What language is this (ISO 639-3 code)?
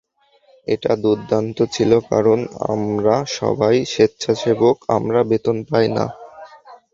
ben